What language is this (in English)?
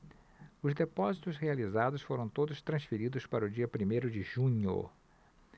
Portuguese